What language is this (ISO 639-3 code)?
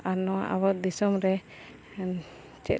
sat